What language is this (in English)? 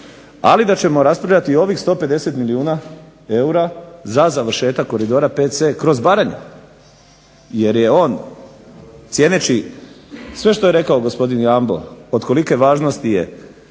Croatian